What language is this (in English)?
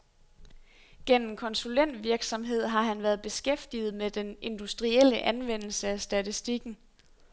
Danish